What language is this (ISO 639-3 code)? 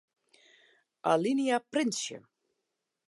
fry